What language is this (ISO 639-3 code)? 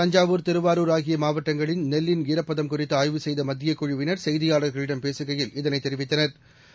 tam